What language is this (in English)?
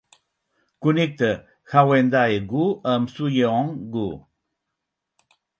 Catalan